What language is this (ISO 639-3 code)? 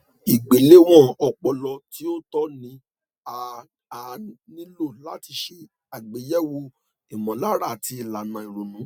yor